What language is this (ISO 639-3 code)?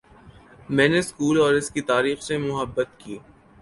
urd